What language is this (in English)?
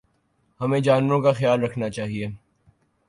Urdu